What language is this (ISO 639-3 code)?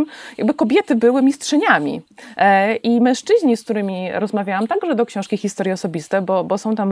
pol